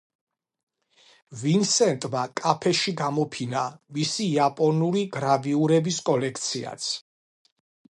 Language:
Georgian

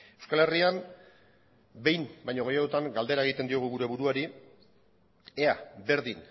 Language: Basque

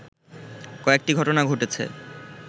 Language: Bangla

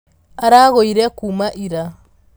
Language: Kikuyu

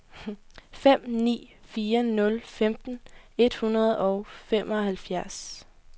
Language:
Danish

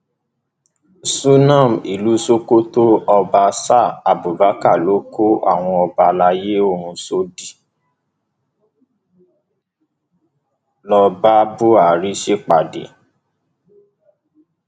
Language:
Yoruba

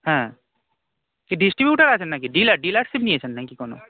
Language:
Bangla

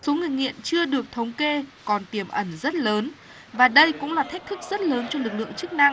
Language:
Vietnamese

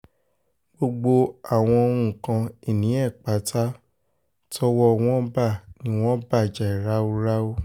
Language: Yoruba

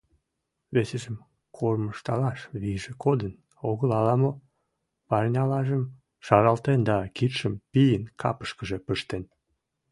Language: Mari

